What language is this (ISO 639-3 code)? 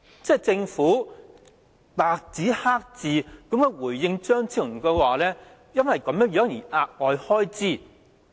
yue